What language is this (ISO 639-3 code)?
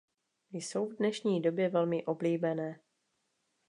ces